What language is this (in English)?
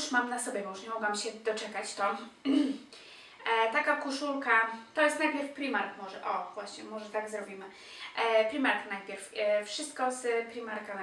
Polish